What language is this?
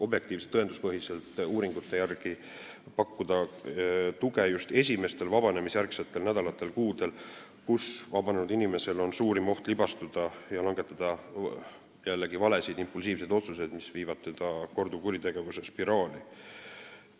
Estonian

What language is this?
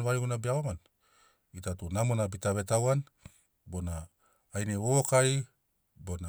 Sinaugoro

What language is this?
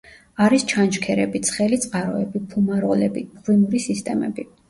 Georgian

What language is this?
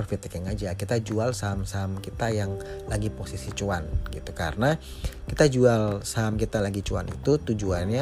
Indonesian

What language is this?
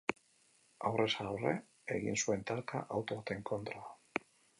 Basque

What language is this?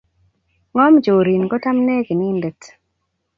Kalenjin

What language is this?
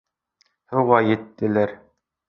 Bashkir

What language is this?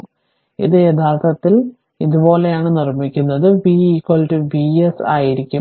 Malayalam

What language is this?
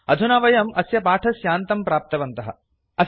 Sanskrit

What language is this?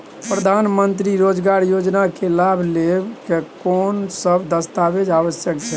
Maithili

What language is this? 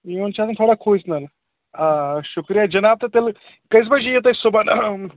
Kashmiri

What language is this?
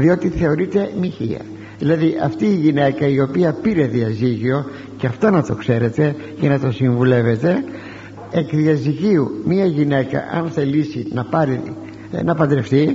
Greek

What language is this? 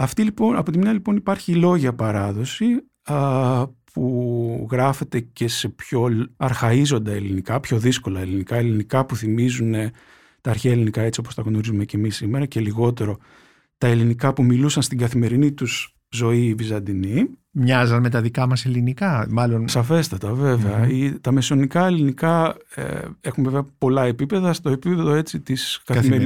Greek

